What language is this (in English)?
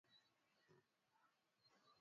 Swahili